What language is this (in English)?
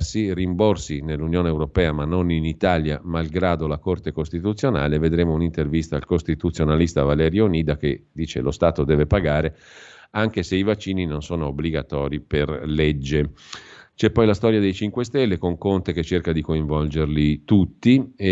Italian